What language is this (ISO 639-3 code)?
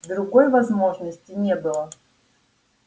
rus